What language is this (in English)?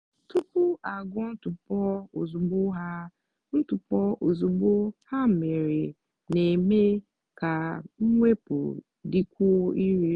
Igbo